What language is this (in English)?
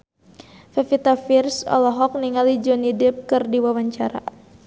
Sundanese